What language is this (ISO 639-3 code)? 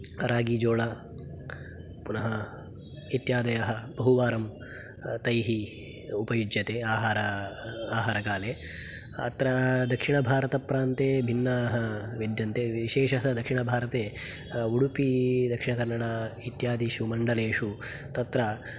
san